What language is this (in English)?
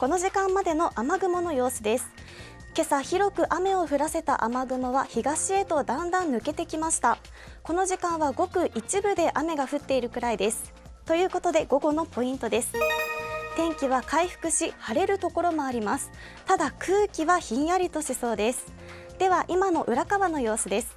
Japanese